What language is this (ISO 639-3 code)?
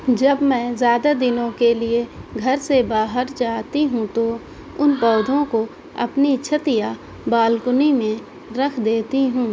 urd